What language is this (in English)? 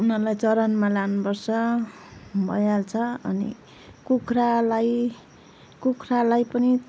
Nepali